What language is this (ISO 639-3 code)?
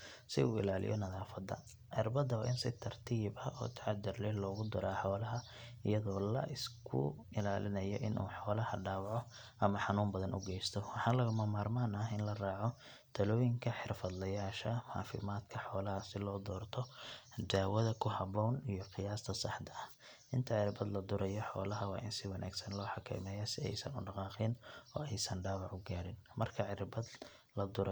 som